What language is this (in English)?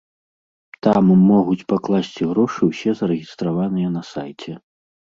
Belarusian